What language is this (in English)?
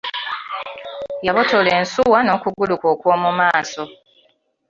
Ganda